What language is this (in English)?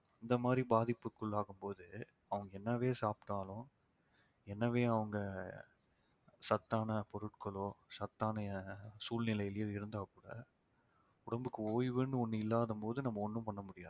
Tamil